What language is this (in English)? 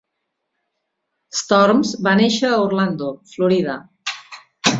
Catalan